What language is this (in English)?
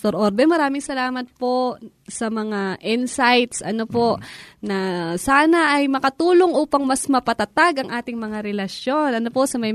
Filipino